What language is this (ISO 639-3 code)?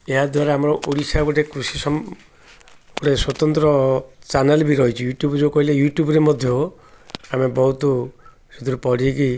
ori